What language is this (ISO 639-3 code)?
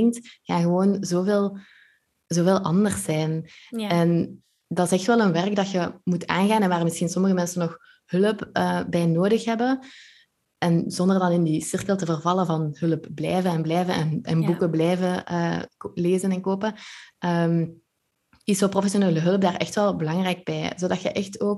nld